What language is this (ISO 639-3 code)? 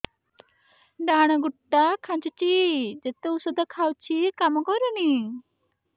ori